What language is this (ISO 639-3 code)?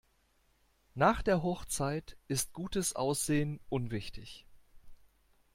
deu